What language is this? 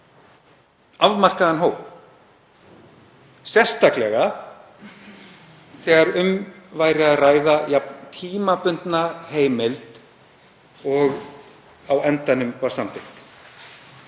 Icelandic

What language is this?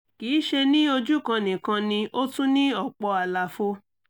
Yoruba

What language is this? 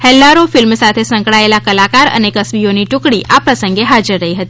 Gujarati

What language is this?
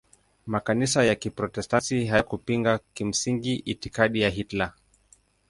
Swahili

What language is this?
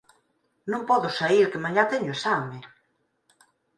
Galician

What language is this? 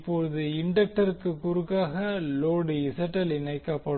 Tamil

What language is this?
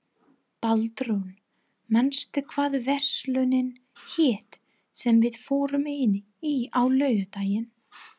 Icelandic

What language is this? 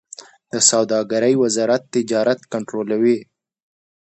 Pashto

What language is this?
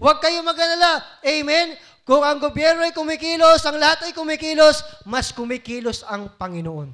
Filipino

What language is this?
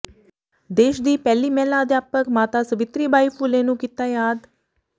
Punjabi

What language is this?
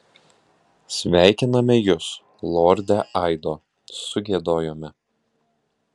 Lithuanian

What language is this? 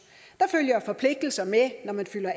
Danish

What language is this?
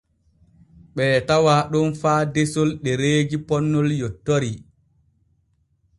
Borgu Fulfulde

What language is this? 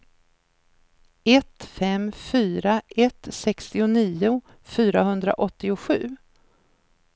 Swedish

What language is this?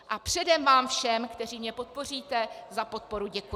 Czech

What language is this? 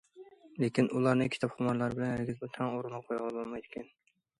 Uyghur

